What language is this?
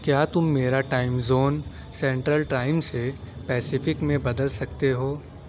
Urdu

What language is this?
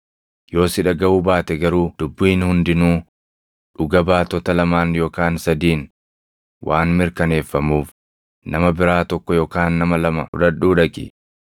Oromo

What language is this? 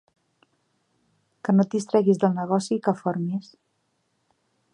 Catalan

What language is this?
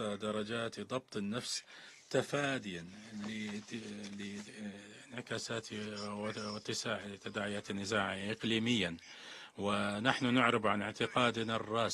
Arabic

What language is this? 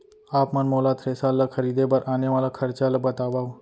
Chhattisgarhi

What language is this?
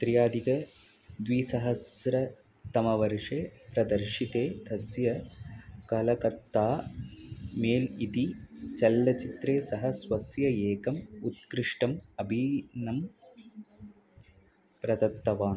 Sanskrit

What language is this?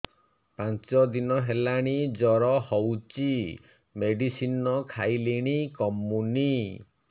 Odia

